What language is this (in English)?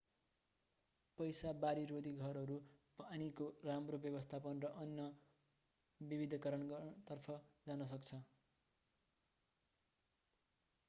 Nepali